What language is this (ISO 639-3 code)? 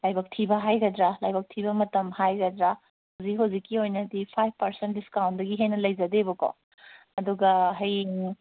mni